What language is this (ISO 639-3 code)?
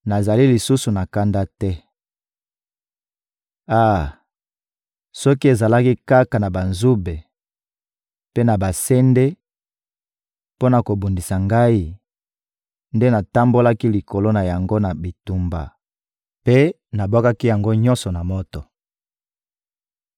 lin